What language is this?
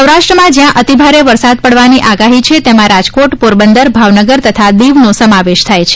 Gujarati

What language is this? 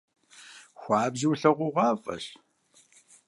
Kabardian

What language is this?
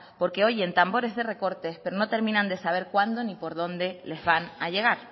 Spanish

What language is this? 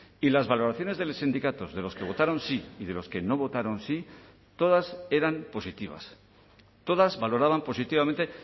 Spanish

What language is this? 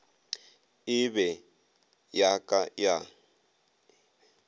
Northern Sotho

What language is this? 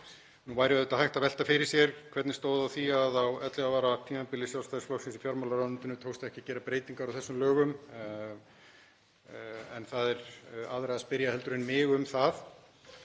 Icelandic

